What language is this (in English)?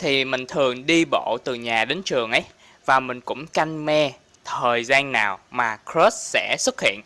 Vietnamese